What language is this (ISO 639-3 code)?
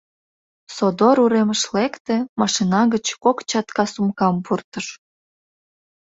chm